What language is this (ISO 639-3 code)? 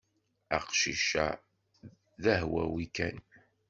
kab